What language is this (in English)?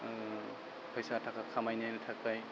Bodo